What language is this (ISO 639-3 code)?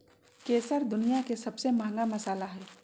mag